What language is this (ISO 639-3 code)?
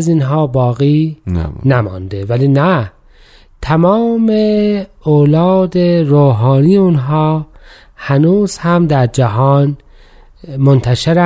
fas